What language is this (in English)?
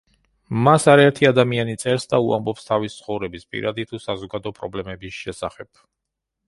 Georgian